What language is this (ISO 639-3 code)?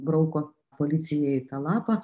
lit